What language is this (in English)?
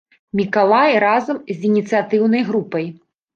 Belarusian